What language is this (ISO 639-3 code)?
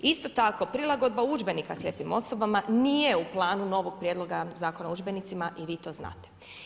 hrv